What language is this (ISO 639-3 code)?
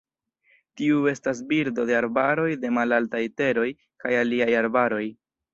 epo